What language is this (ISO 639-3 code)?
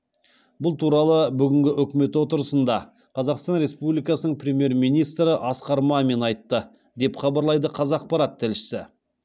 kaz